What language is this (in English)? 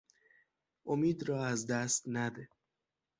Persian